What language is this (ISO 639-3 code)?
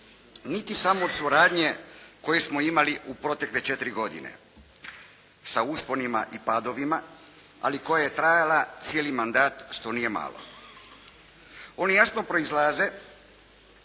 hrv